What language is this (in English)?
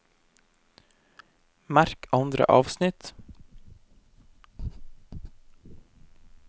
Norwegian